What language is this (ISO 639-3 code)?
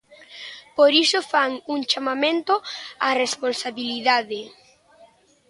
glg